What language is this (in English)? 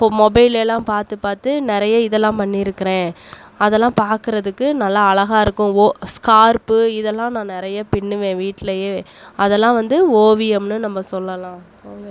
Tamil